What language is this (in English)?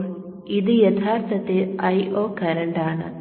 Malayalam